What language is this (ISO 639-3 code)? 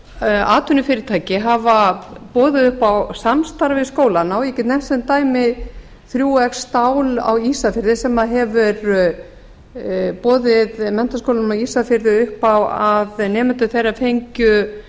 isl